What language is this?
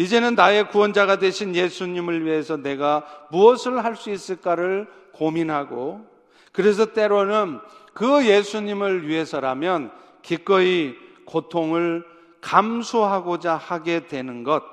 Korean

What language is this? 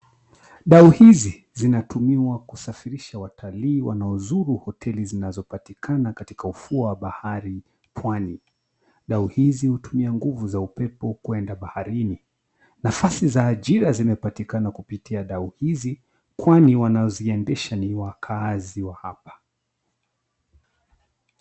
Swahili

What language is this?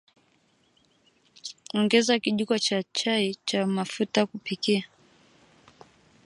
Swahili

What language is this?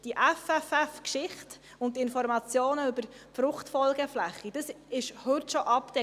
Swiss German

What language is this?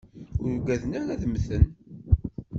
Kabyle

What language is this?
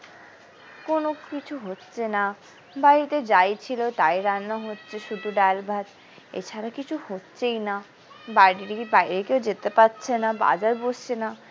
Bangla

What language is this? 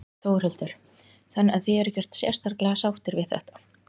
Icelandic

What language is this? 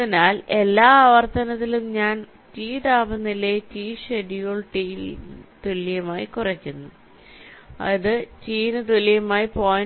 Malayalam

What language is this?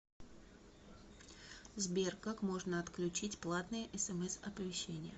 Russian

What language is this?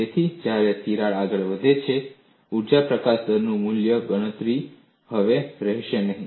Gujarati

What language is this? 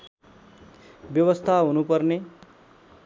Nepali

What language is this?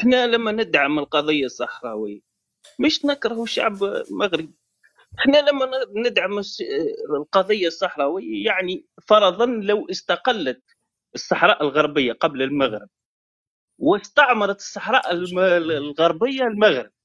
Arabic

